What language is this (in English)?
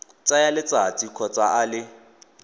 Tswana